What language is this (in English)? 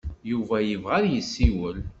Kabyle